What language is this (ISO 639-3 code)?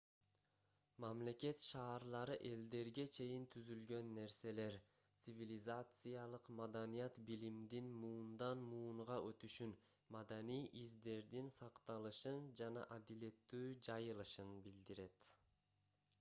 kir